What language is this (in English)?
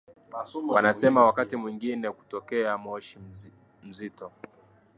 Swahili